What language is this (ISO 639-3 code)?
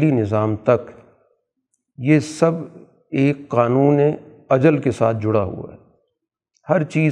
urd